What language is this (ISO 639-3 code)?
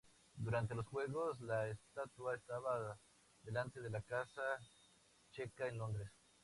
spa